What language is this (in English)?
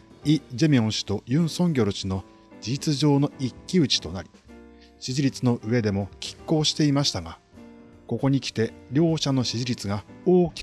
Japanese